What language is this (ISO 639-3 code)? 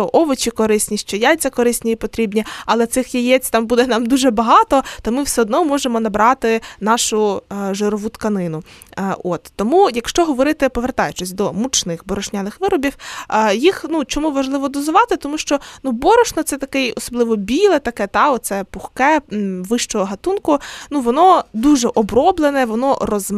ukr